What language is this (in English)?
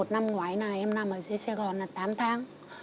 Vietnamese